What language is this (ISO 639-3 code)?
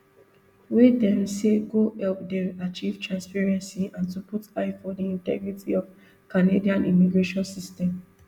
pcm